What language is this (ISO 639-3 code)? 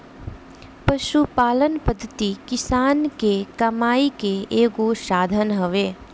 bho